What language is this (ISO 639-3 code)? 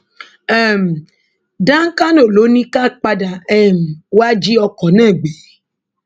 yor